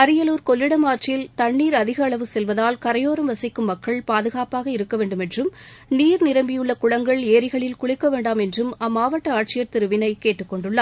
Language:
Tamil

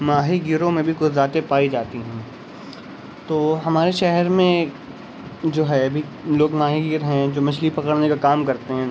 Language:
Urdu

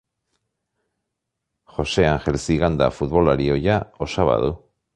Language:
Basque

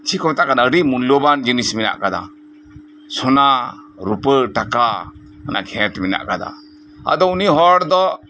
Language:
Santali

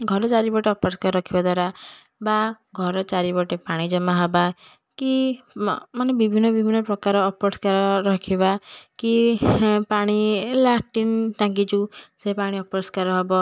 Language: Odia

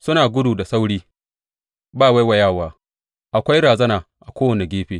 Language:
Hausa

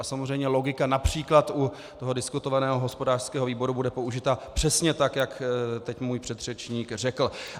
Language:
Czech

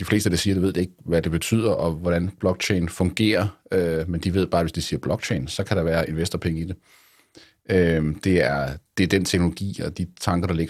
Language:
Danish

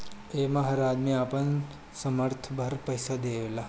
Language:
Bhojpuri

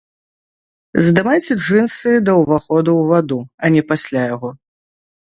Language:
Belarusian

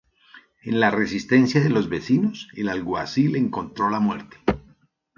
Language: Spanish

